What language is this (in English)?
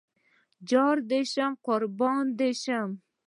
Pashto